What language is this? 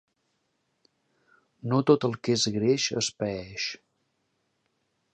Catalan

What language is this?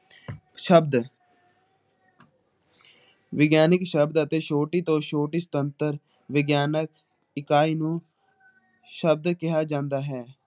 Punjabi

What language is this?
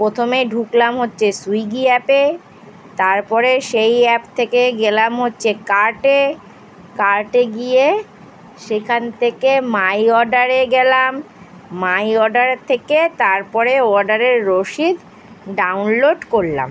Bangla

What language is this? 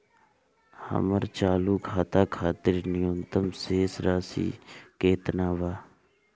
Bhojpuri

